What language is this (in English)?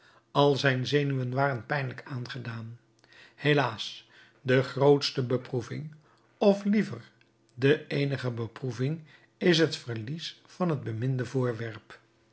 Dutch